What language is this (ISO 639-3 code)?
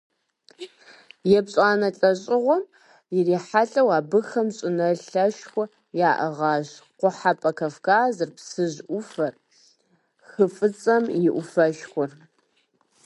kbd